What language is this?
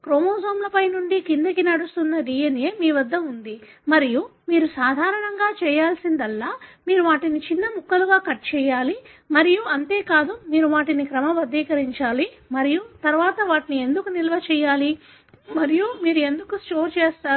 Telugu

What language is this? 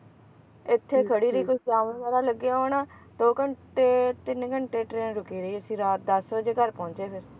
Punjabi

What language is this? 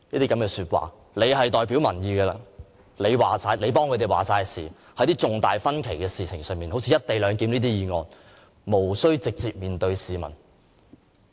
Cantonese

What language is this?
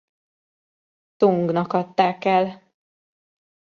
Hungarian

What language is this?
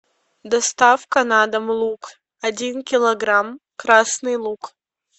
Russian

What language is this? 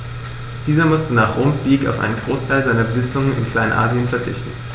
German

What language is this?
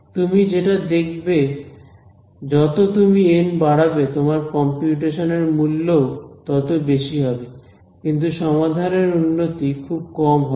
Bangla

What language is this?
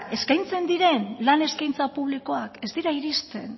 Basque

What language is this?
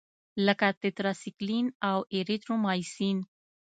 Pashto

